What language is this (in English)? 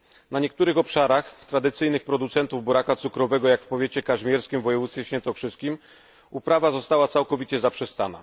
Polish